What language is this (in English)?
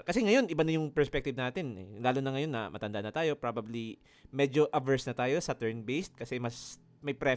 Filipino